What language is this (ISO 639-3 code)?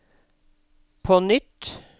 nor